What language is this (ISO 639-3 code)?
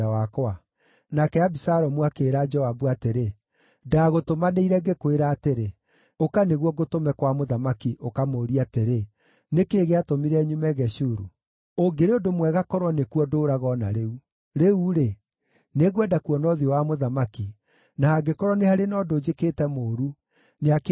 kik